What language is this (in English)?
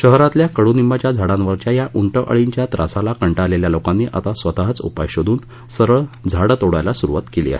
Marathi